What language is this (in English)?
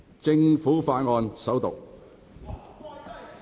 Cantonese